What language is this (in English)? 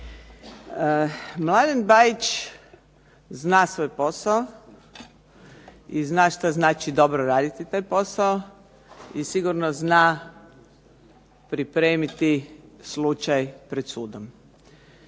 Croatian